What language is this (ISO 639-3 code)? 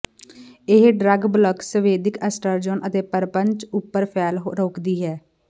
pan